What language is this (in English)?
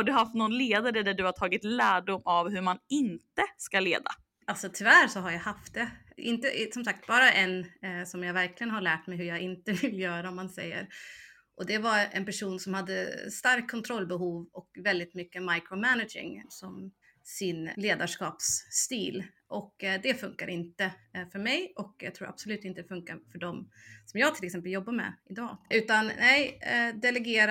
Swedish